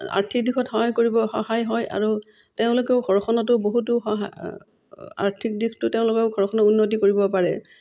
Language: Assamese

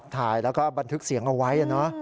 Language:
Thai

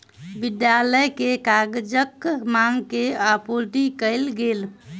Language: Maithili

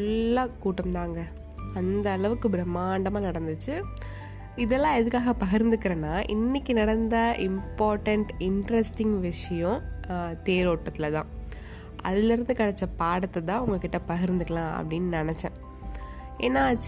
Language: Tamil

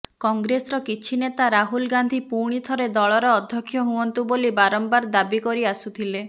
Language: Odia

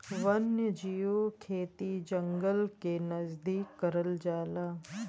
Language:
Bhojpuri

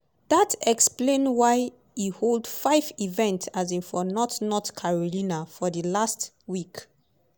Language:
Nigerian Pidgin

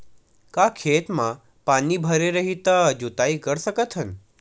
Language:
Chhattisgarhi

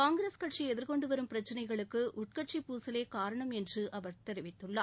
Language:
Tamil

